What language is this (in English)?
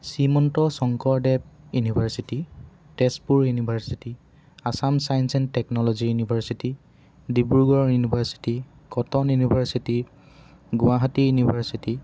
Assamese